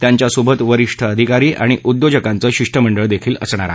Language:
Marathi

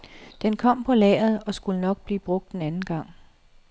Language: Danish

